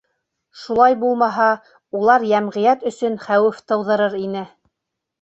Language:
Bashkir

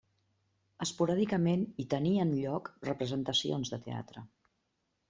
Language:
Catalan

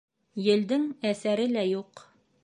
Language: Bashkir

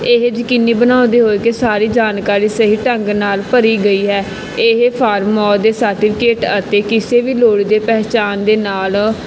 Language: Punjabi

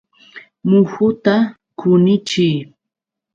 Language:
Yauyos Quechua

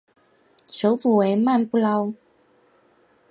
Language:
Chinese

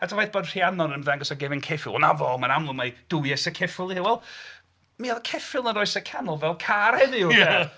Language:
Welsh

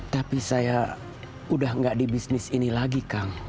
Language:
Indonesian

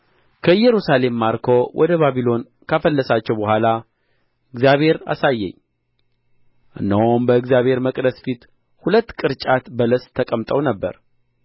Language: Amharic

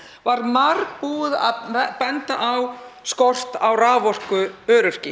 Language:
Icelandic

